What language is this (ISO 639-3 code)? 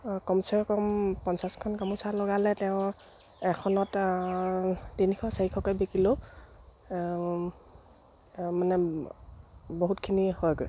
asm